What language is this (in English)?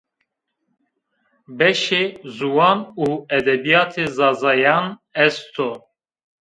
Zaza